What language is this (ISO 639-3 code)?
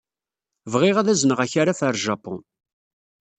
kab